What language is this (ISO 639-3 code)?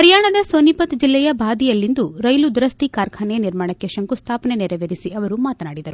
kan